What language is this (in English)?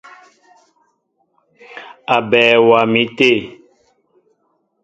Mbo (Cameroon)